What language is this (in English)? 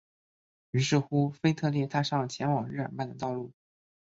Chinese